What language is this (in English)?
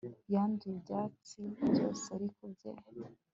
Kinyarwanda